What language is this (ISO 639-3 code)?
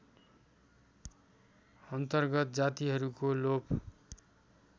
nep